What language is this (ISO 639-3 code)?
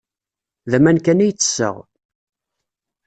kab